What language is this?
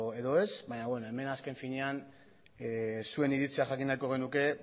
Basque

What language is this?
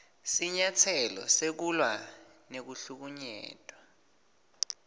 Swati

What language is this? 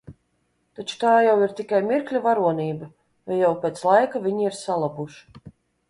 Latvian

